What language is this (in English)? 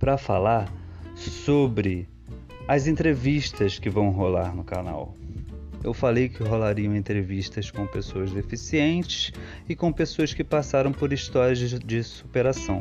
Portuguese